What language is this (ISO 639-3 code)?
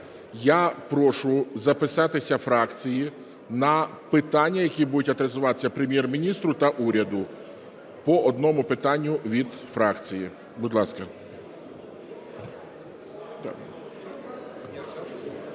ukr